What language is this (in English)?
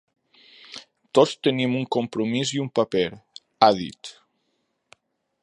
Catalan